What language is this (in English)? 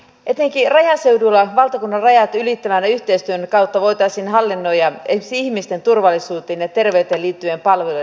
Finnish